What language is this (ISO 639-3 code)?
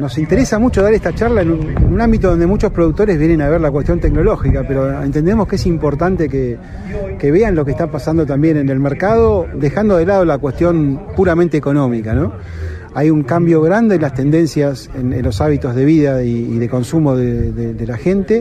spa